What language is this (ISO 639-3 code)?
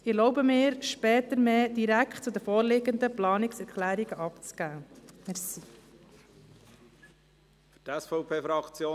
gsw